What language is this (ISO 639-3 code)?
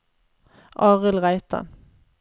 nor